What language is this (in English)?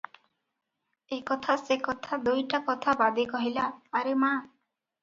Odia